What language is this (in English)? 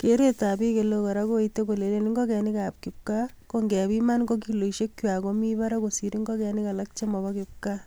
Kalenjin